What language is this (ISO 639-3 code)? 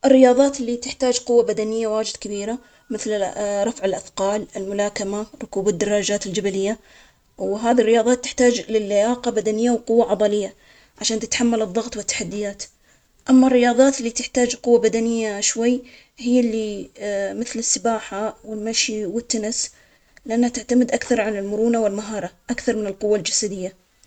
acx